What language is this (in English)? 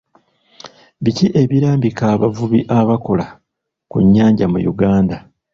Ganda